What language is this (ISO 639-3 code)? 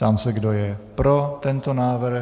ces